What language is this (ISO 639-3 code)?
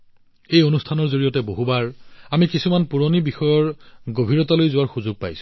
asm